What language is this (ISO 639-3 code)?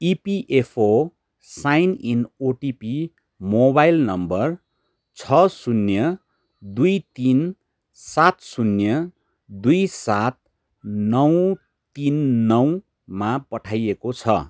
nep